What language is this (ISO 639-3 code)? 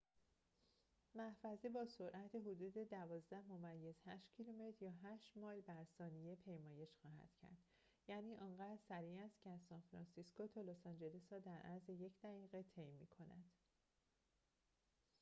fas